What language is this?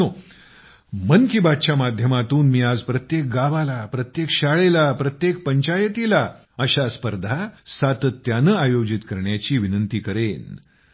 Marathi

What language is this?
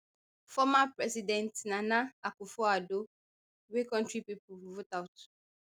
Nigerian Pidgin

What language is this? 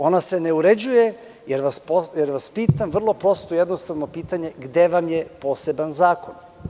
Serbian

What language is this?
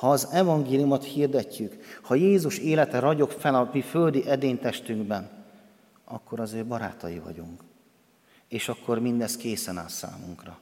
Hungarian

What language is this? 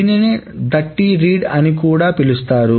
Telugu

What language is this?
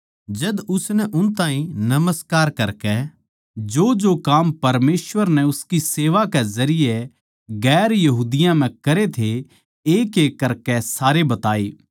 Haryanvi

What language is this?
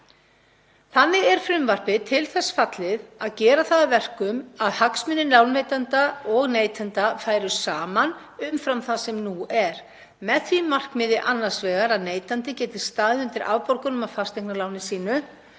Icelandic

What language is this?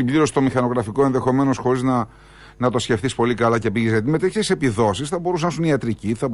Greek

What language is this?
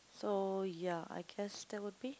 English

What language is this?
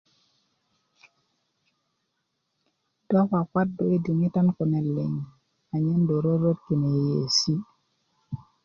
Kuku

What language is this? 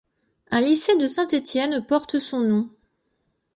French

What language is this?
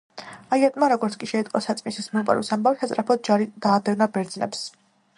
Georgian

